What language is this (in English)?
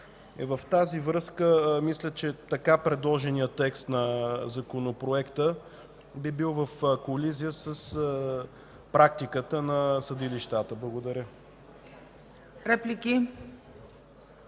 Bulgarian